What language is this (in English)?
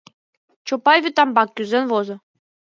Mari